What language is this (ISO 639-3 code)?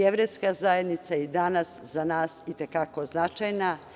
srp